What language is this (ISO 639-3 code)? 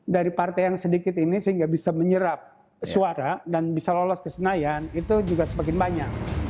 ind